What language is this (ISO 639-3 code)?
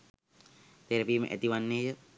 sin